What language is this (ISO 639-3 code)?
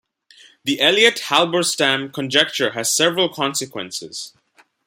eng